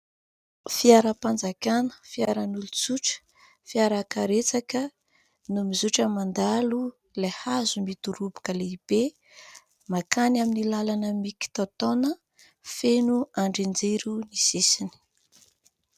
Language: Malagasy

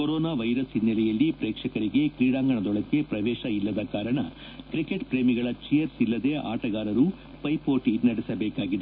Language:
Kannada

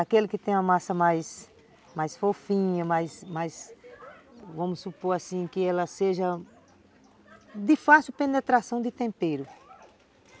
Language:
Portuguese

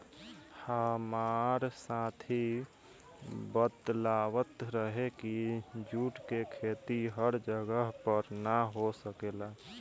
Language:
Bhojpuri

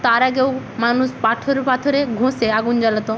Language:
Bangla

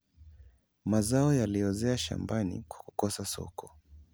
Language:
Luo (Kenya and Tanzania)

